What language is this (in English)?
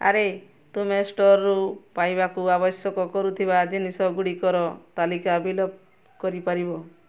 Odia